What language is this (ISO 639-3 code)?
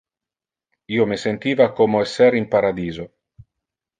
ina